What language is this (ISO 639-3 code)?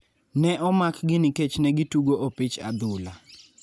luo